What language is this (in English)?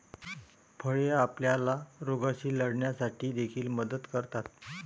Marathi